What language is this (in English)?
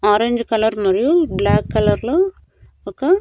Telugu